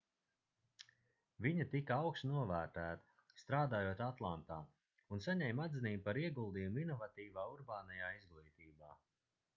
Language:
Latvian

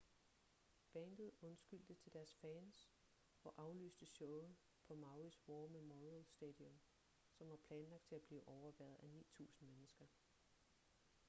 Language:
Danish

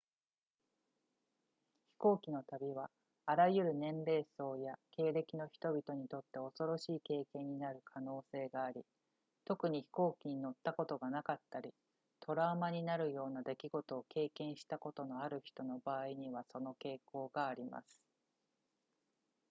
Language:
Japanese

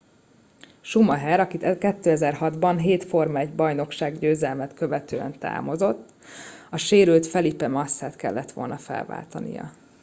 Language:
Hungarian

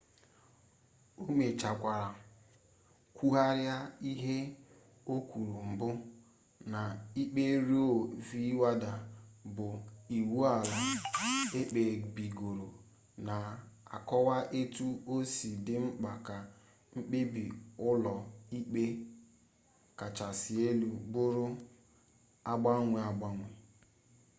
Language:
Igbo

